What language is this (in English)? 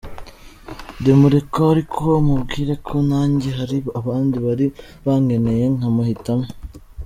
Kinyarwanda